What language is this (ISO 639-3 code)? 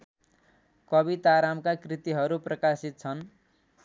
nep